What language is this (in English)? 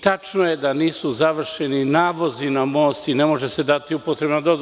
Serbian